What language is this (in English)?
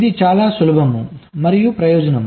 Telugu